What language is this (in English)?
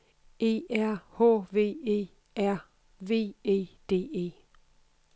Danish